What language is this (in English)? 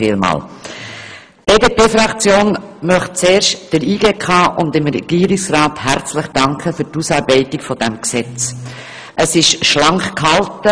Swiss German